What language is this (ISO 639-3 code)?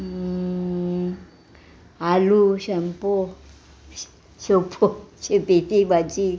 kok